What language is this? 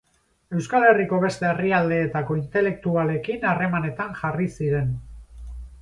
Basque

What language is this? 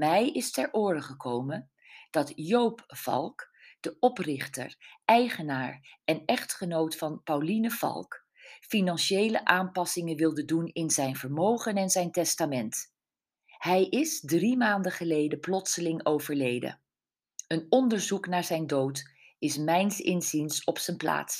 Dutch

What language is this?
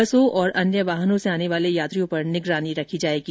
Hindi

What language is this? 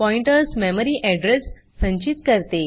Marathi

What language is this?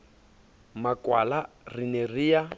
Southern Sotho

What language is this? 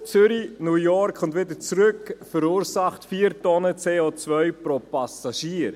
Swiss German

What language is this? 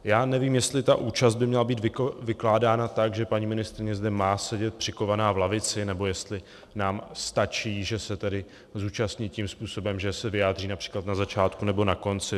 Czech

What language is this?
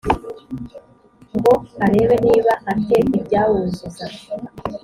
Kinyarwanda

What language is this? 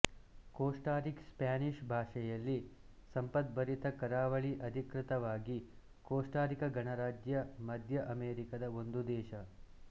Kannada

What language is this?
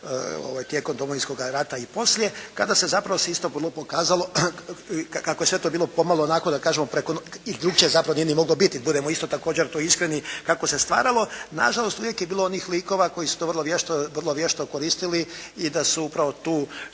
Croatian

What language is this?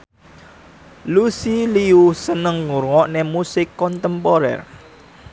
Javanese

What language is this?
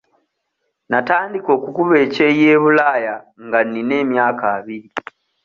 Ganda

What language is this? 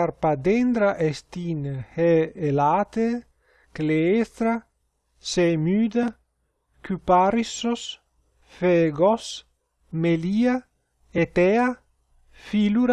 Greek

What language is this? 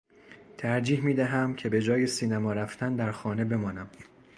Persian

